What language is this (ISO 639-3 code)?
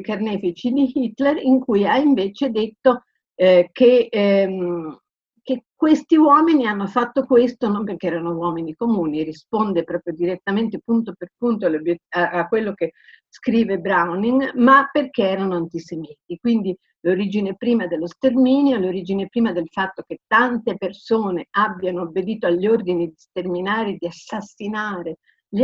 ita